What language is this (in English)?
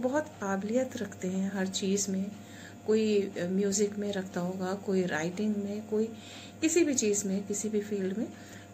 Hindi